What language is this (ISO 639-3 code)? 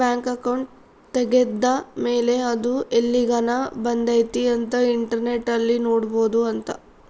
kan